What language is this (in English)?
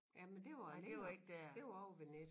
Danish